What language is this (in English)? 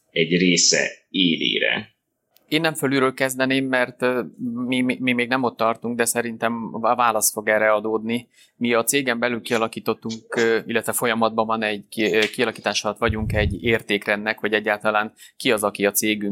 Hungarian